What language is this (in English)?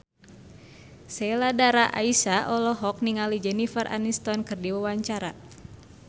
Sundanese